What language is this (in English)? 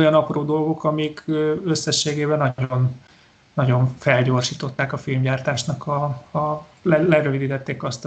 Hungarian